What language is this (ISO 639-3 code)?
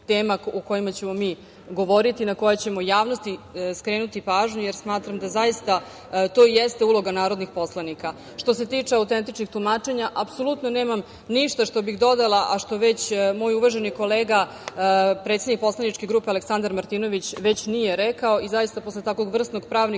srp